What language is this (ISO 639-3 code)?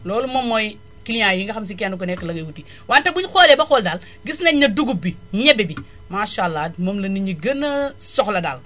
wol